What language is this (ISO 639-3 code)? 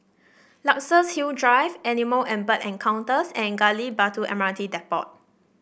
eng